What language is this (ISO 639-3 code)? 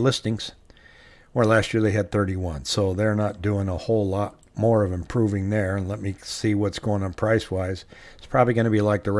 eng